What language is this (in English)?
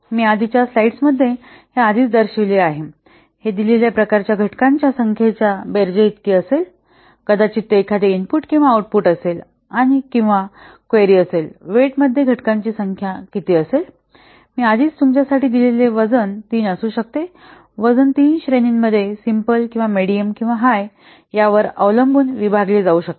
Marathi